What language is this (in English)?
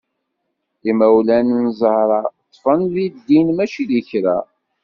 Kabyle